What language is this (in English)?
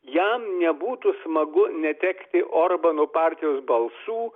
Lithuanian